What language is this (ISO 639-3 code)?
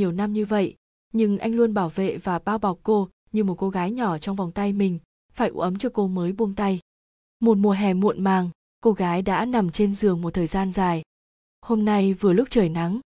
vie